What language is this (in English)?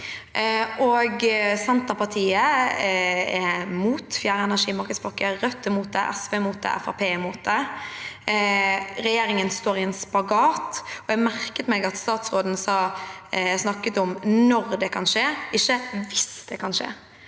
Norwegian